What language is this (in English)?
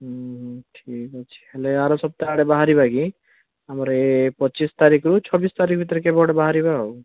Odia